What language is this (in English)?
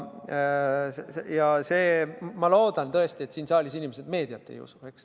Estonian